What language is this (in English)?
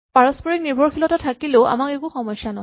Assamese